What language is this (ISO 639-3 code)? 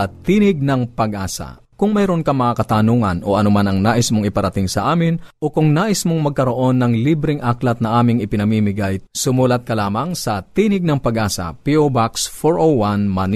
fil